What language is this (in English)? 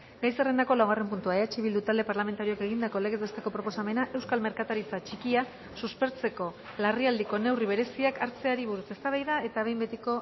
Basque